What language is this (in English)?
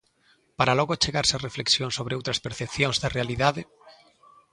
Galician